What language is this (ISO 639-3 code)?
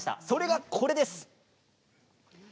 jpn